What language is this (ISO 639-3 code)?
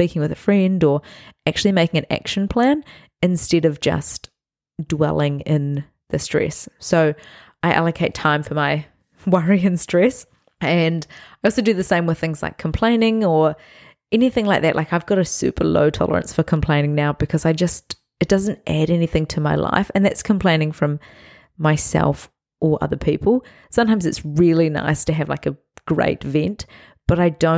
eng